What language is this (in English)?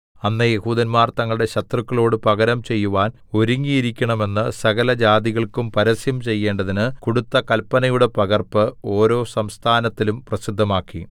Malayalam